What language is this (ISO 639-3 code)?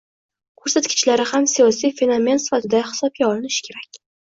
uzb